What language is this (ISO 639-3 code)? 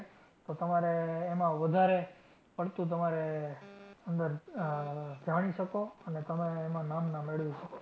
guj